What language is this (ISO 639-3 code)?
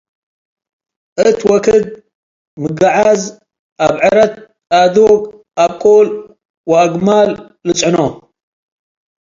tig